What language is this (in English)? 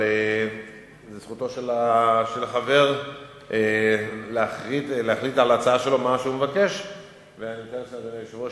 Hebrew